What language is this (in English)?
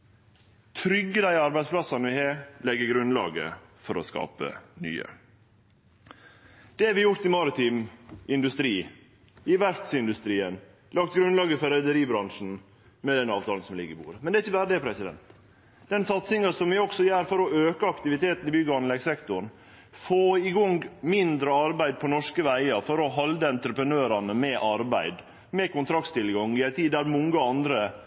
Norwegian Nynorsk